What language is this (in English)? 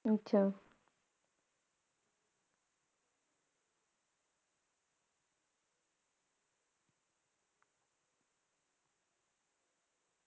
Punjabi